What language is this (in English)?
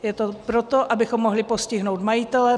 Czech